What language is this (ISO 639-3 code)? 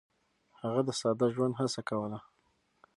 pus